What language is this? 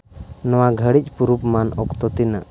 Santali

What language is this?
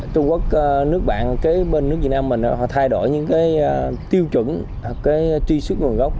Vietnamese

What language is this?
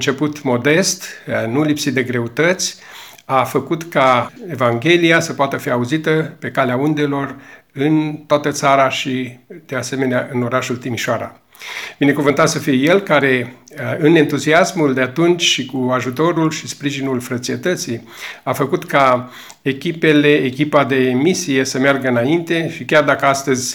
Romanian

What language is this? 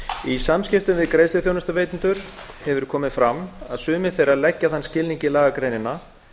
Icelandic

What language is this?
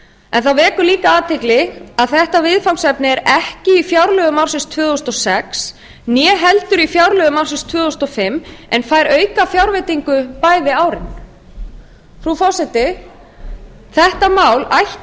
Icelandic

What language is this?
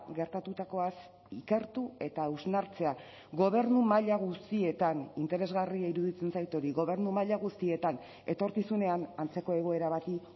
Basque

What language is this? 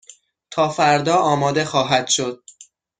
Persian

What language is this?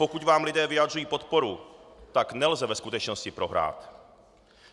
Czech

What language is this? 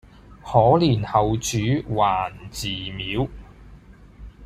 Cantonese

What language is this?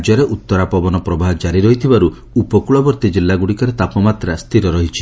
Odia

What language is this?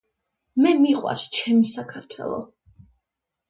Georgian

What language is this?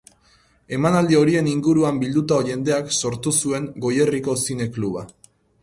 Basque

